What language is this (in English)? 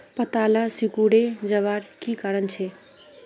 Magahi